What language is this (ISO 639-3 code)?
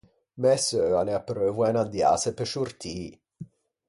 lij